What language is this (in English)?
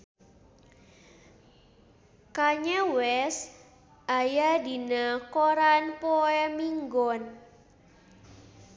Sundanese